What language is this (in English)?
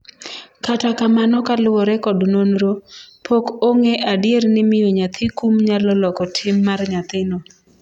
Luo (Kenya and Tanzania)